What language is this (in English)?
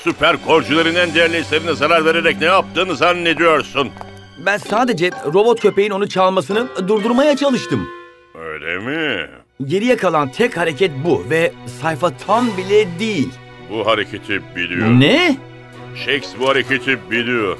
Turkish